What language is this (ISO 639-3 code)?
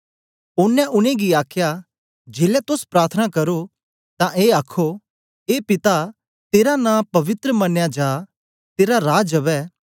doi